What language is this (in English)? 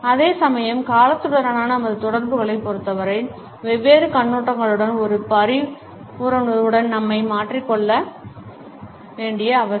Tamil